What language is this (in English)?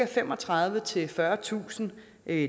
Danish